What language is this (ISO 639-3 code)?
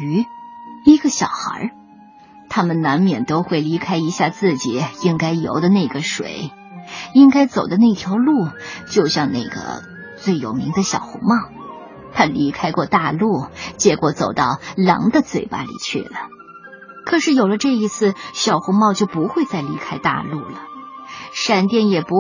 zho